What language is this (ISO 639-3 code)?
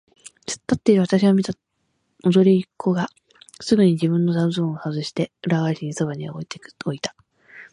jpn